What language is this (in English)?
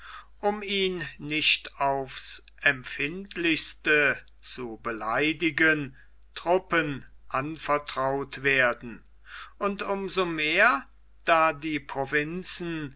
German